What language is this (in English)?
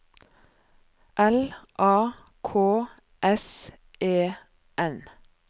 Norwegian